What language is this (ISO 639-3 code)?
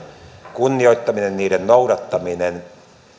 fin